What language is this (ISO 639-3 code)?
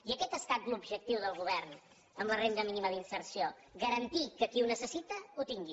cat